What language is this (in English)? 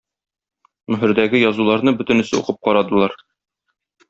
Tatar